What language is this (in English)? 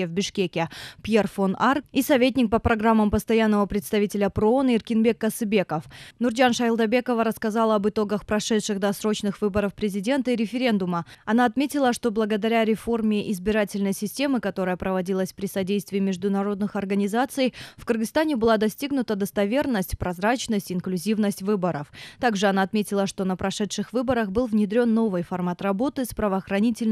Russian